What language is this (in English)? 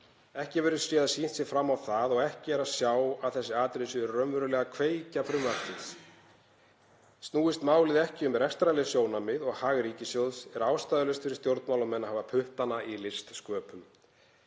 Icelandic